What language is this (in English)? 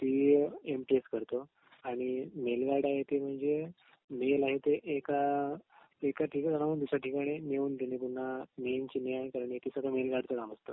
Marathi